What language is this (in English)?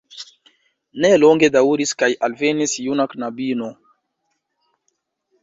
Esperanto